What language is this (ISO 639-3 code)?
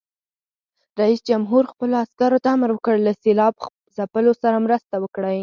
pus